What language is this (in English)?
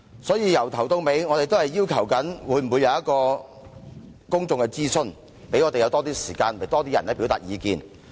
Cantonese